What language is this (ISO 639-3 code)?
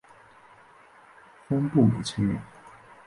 zho